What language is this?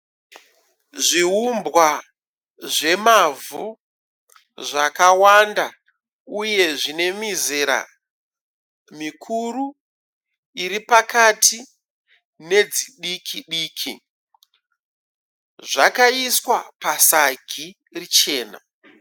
Shona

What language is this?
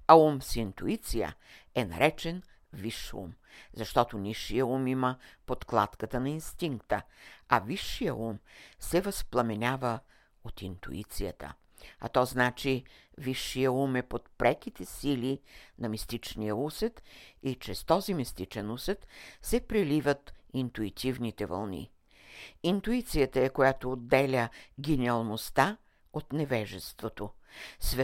Bulgarian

